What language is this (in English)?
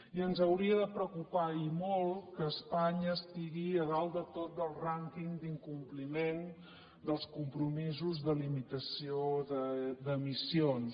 Catalan